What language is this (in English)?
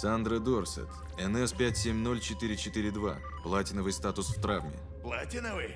Russian